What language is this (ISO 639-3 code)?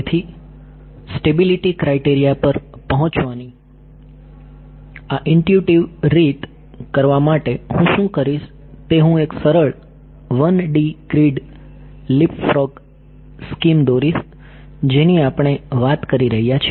guj